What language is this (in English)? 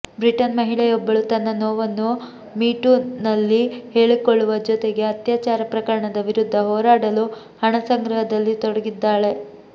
Kannada